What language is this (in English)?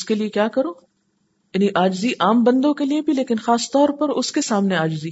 Urdu